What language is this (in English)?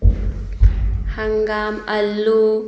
Manipuri